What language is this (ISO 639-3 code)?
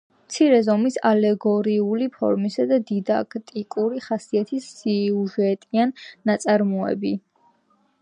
kat